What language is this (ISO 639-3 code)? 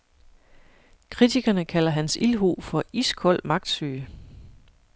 dan